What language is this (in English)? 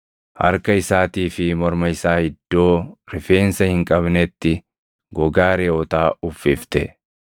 Oromo